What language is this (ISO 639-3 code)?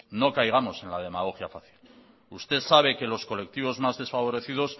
spa